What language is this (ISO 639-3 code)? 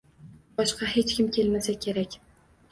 uzb